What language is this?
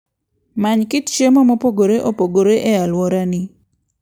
Luo (Kenya and Tanzania)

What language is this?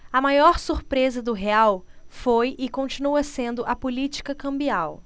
Portuguese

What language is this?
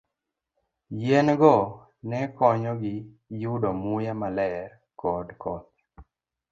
Luo (Kenya and Tanzania)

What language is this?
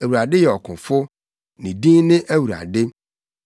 Akan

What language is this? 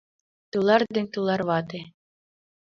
Mari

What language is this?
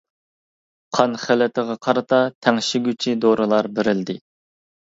Uyghur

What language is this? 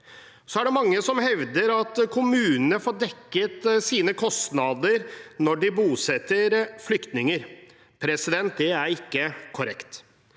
Norwegian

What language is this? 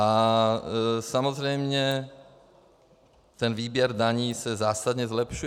Czech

